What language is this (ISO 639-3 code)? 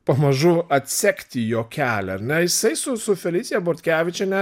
lit